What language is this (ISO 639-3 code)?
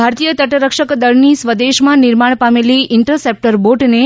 guj